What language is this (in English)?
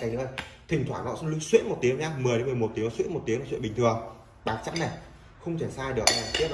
Vietnamese